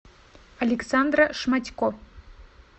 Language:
Russian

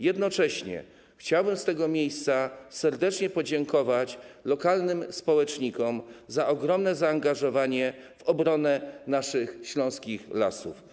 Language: Polish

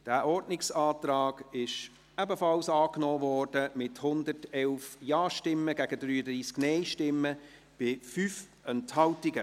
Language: Swiss German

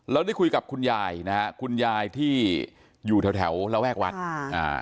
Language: Thai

